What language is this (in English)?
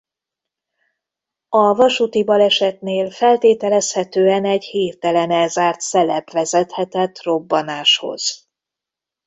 Hungarian